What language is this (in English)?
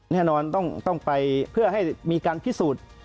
Thai